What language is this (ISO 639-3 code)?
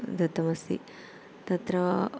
san